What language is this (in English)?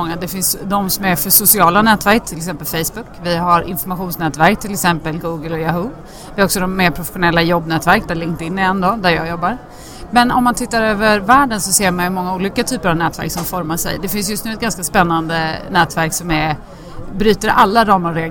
Swedish